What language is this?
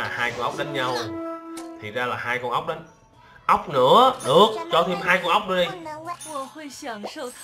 Vietnamese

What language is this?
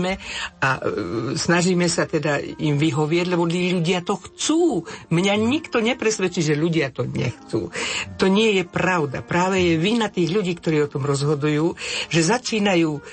Slovak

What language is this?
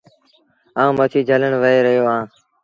Sindhi Bhil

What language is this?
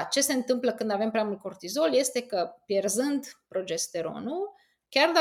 Romanian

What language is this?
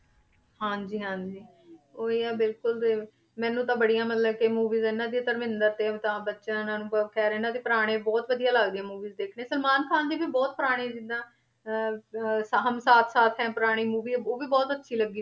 Punjabi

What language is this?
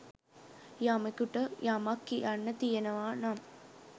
Sinhala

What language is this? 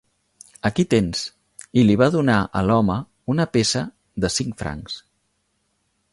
Catalan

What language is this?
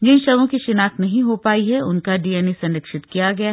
Hindi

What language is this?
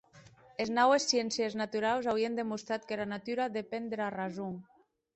Occitan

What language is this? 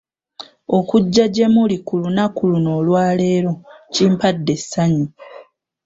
Ganda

